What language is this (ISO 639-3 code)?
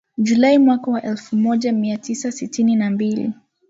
swa